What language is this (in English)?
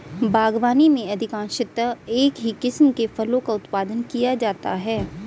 Hindi